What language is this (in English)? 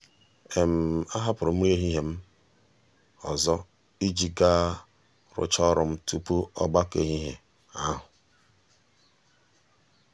Igbo